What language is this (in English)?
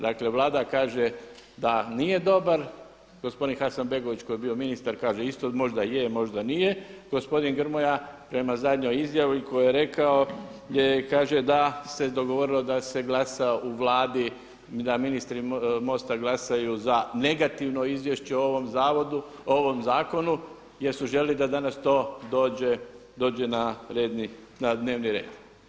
Croatian